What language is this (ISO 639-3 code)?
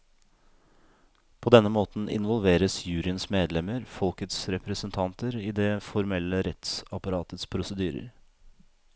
nor